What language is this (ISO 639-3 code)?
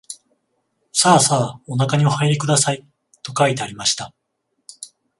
jpn